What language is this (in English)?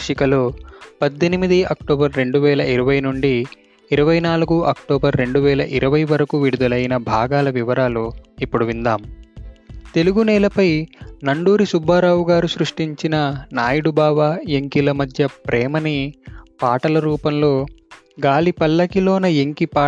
Telugu